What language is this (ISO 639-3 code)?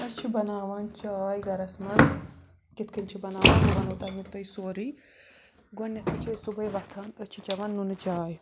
kas